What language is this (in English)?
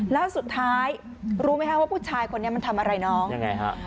Thai